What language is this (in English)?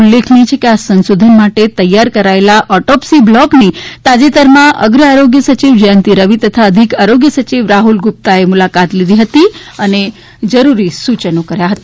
Gujarati